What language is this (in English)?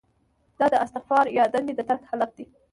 Pashto